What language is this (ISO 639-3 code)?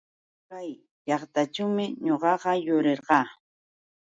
qux